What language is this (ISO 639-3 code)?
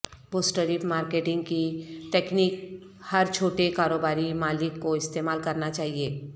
urd